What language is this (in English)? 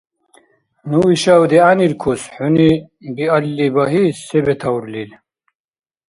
Dargwa